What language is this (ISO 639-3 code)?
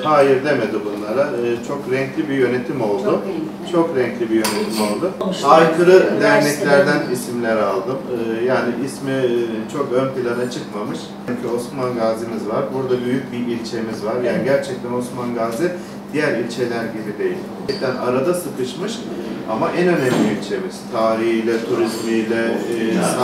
tur